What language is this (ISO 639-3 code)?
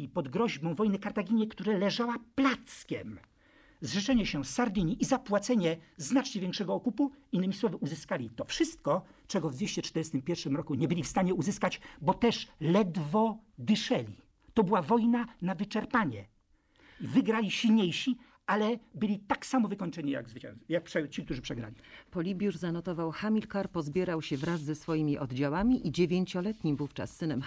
pol